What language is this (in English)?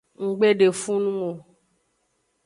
Aja (Benin)